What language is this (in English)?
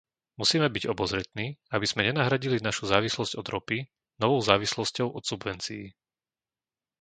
Slovak